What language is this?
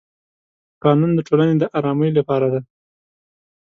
Pashto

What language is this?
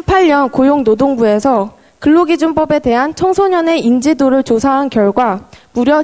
Korean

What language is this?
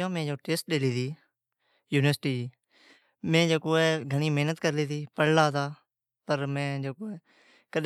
Od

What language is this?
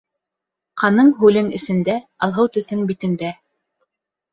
Bashkir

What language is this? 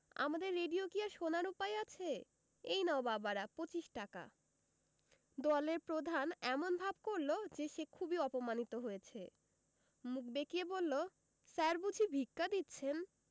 Bangla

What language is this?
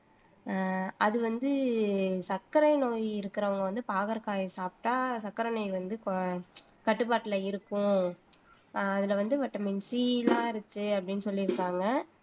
Tamil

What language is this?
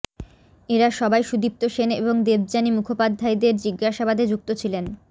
Bangla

